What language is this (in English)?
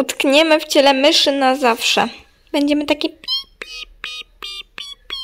Polish